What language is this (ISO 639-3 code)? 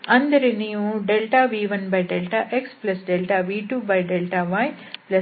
kan